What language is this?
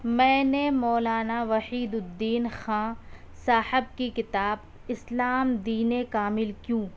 Urdu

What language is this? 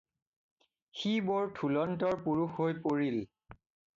Assamese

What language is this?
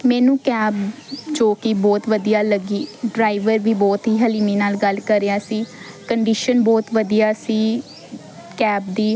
Punjabi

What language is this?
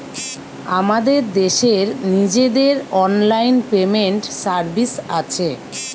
Bangla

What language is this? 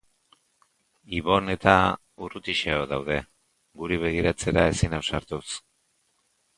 Basque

